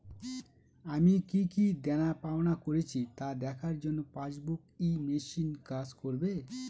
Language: Bangla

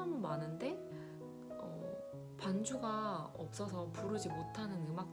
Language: Korean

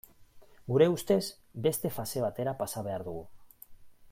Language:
Basque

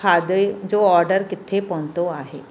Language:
Sindhi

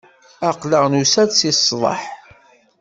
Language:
Kabyle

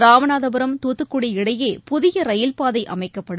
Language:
Tamil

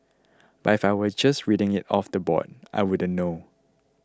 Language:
English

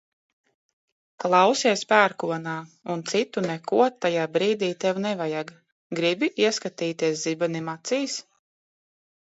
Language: Latvian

